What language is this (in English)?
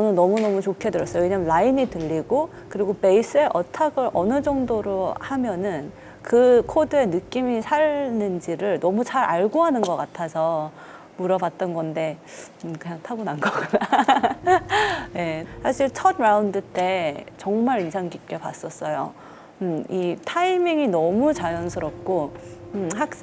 Korean